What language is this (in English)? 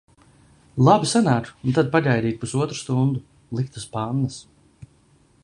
Latvian